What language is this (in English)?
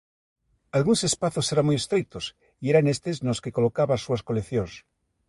Galician